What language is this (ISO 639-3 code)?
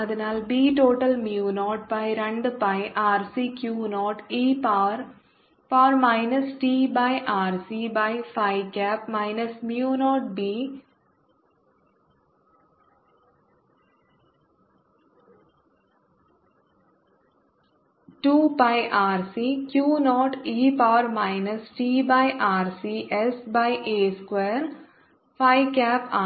mal